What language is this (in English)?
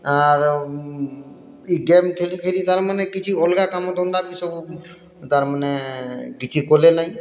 Odia